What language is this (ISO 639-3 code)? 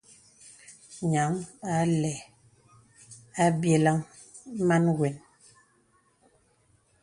beb